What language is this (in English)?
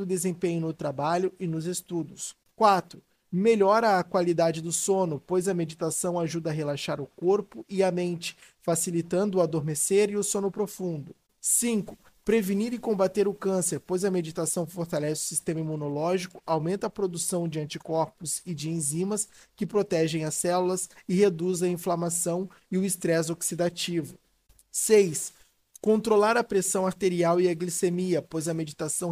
Portuguese